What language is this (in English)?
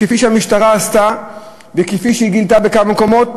Hebrew